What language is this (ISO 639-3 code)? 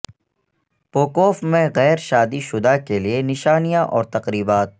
urd